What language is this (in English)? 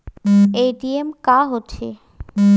Chhattisgarhi